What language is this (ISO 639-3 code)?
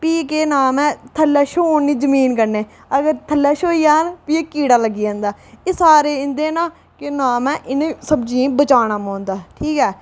doi